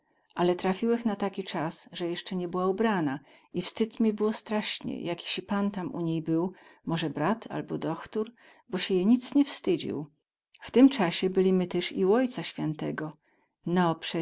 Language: Polish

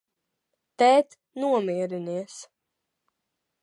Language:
Latvian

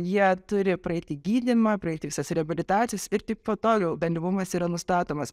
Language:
Lithuanian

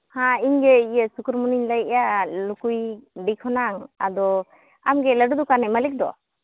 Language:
Santali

